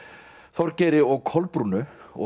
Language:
Icelandic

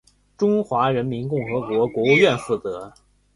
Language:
Chinese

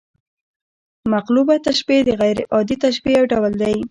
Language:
Pashto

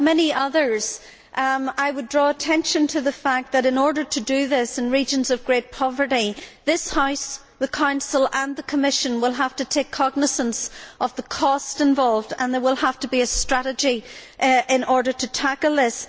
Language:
English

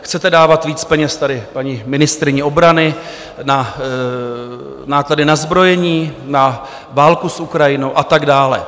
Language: Czech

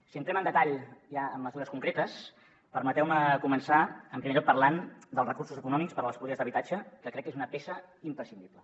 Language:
Catalan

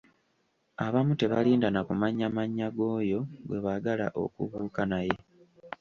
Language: Ganda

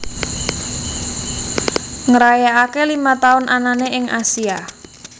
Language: Javanese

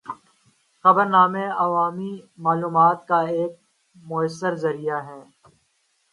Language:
Urdu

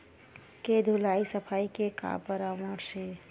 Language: Chhattisgarhi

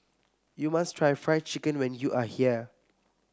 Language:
English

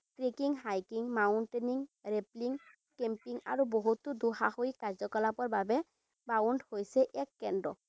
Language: Assamese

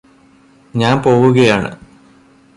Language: Malayalam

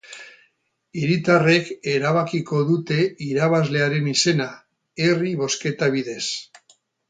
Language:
Basque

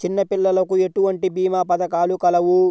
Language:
Telugu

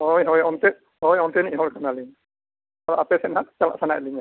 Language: Santali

